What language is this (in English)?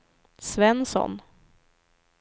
Swedish